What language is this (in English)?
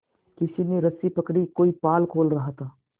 Hindi